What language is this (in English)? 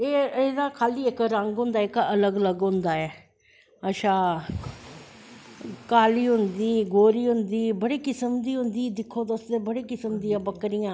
Dogri